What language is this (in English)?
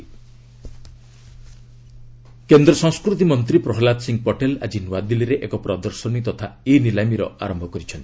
Odia